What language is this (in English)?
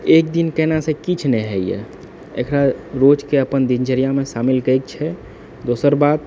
Maithili